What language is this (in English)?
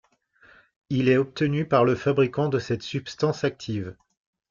French